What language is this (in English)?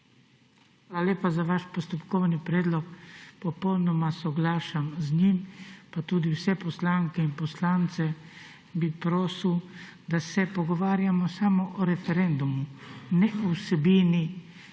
Slovenian